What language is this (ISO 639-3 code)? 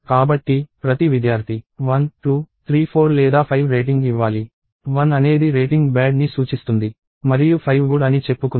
tel